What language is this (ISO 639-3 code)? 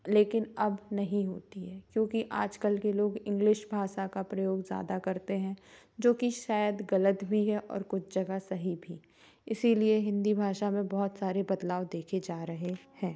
hin